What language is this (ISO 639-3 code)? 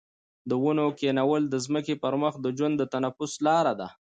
pus